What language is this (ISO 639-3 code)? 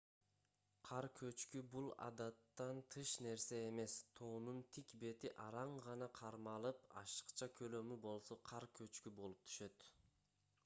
kir